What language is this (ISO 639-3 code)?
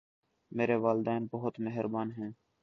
urd